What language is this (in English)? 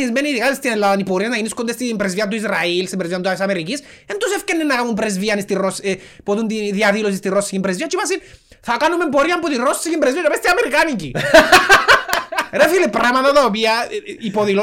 Greek